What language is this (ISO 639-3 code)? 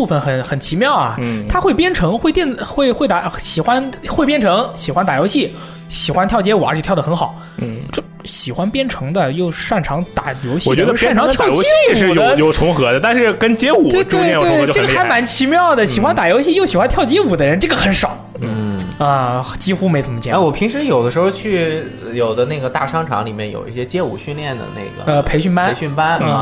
zho